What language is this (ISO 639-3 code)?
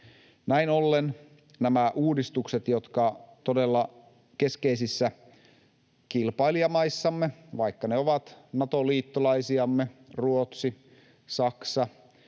fin